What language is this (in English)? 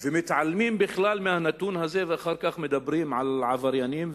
Hebrew